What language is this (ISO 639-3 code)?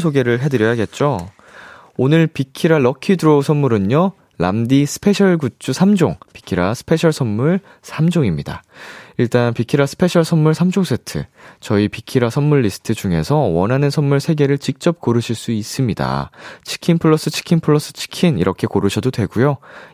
kor